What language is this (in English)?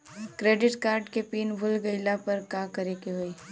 Bhojpuri